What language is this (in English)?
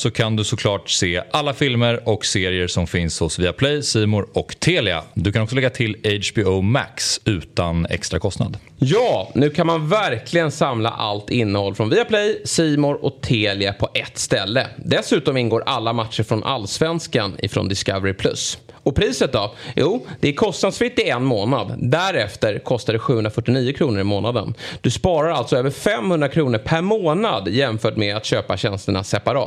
Swedish